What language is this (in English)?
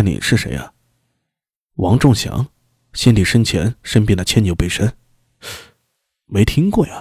Chinese